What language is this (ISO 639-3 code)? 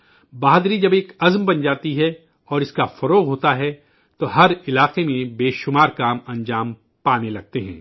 urd